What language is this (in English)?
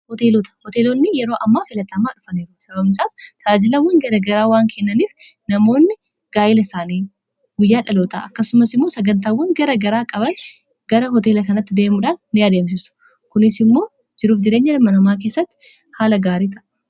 Oromo